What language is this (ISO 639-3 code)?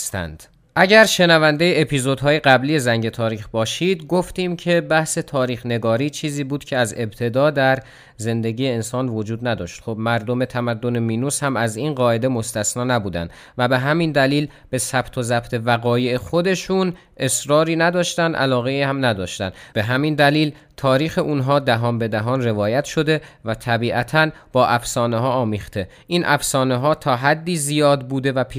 fas